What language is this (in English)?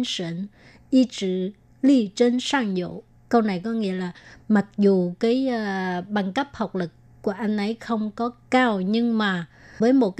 Vietnamese